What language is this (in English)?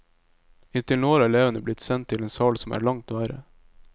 Norwegian